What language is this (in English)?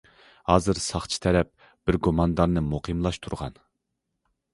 Uyghur